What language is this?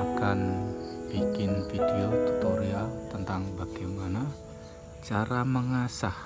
Indonesian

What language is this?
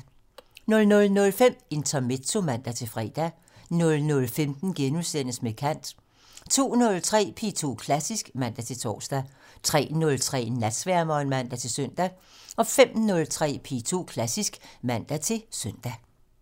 Danish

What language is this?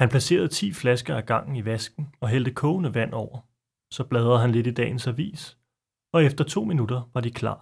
Danish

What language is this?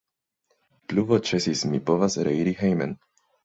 Esperanto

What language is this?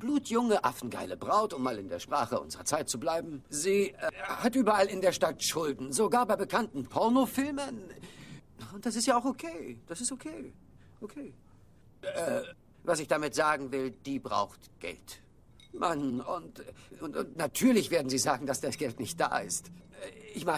German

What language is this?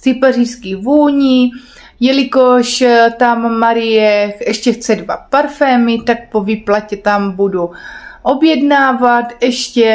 Czech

